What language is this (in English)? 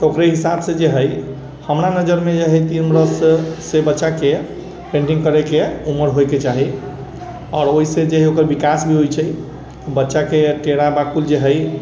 Maithili